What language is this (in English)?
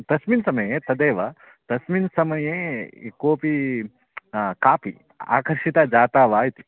Sanskrit